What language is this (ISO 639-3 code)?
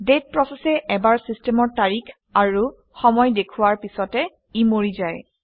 asm